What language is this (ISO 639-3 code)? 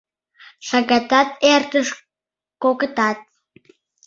chm